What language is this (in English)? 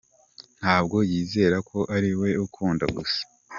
Kinyarwanda